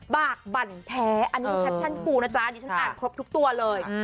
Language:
Thai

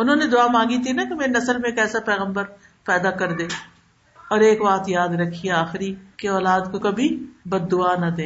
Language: Urdu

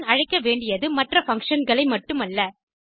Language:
Tamil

